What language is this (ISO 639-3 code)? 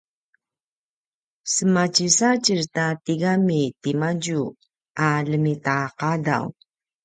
pwn